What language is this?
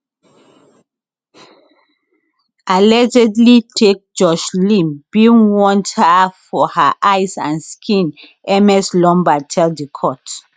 Nigerian Pidgin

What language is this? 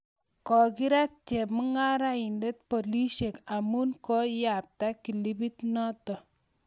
Kalenjin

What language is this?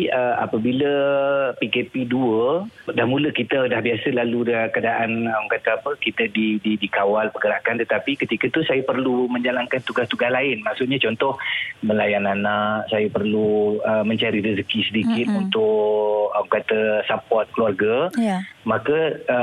Malay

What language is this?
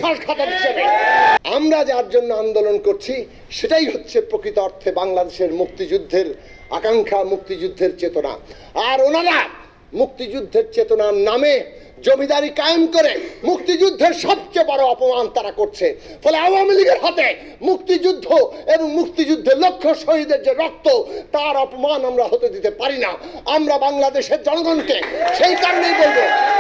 Arabic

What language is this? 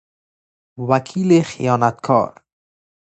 Persian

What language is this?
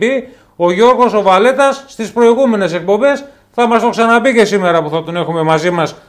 Greek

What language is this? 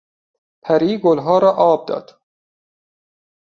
Persian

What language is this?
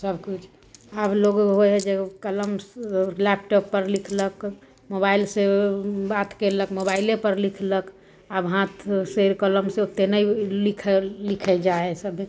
Maithili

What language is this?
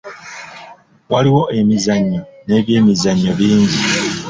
Ganda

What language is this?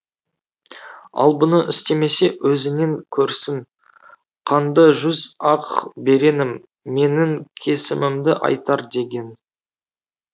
Kazakh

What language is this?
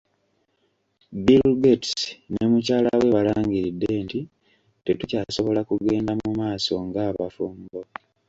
Ganda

